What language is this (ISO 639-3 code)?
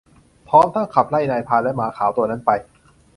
tha